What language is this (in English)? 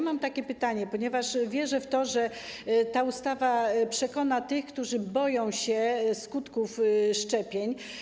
Polish